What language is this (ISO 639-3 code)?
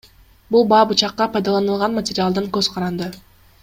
kir